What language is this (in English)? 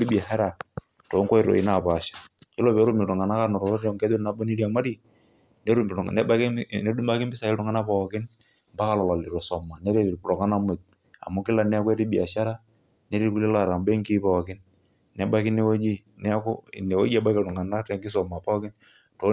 Masai